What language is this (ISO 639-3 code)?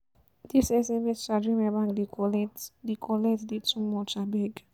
pcm